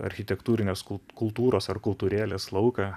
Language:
Lithuanian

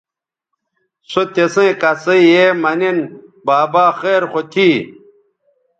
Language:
Bateri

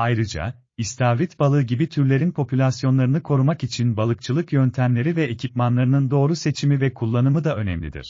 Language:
Turkish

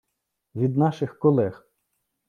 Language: Ukrainian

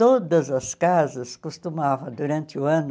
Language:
Portuguese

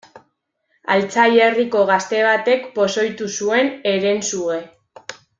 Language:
Basque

